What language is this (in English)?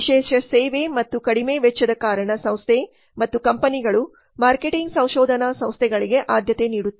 Kannada